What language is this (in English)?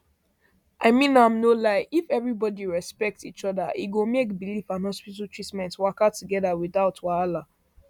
Nigerian Pidgin